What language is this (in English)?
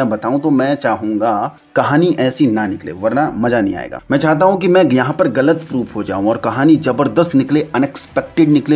Hindi